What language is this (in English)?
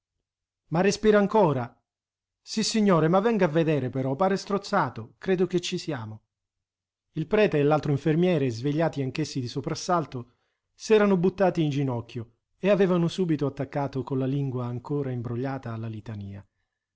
Italian